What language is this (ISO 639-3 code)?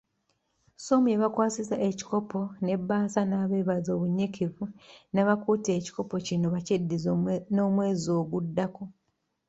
lug